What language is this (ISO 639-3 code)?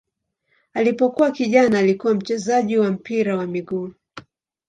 swa